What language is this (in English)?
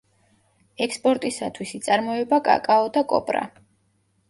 Georgian